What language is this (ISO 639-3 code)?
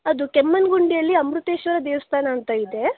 kan